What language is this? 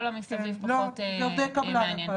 Hebrew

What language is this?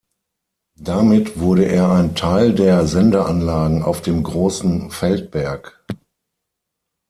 German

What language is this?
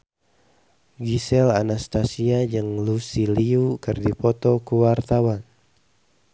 Sundanese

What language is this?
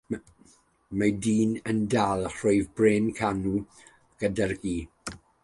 Welsh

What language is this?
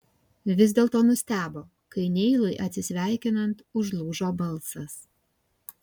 Lithuanian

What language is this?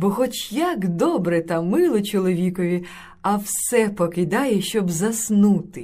Ukrainian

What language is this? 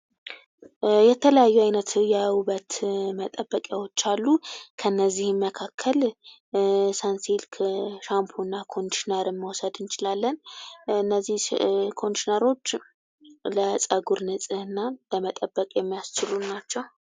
Amharic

